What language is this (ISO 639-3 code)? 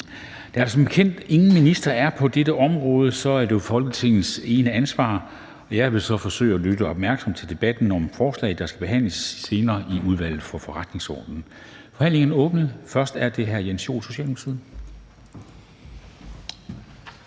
dan